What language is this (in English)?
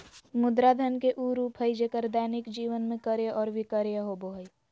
Magahi